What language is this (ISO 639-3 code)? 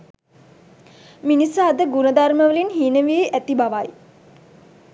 sin